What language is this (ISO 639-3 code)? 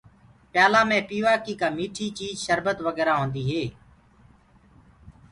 ggg